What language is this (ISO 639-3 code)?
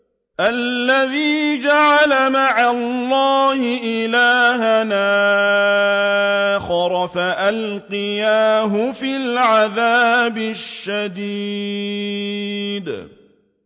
ara